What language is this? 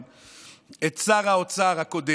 Hebrew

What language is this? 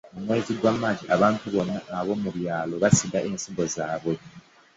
Ganda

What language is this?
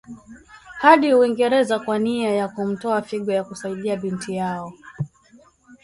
Swahili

